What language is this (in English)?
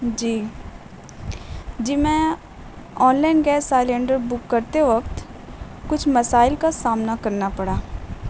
Urdu